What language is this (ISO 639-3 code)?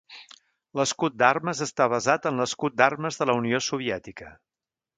cat